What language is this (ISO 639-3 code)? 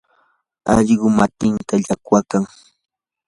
qur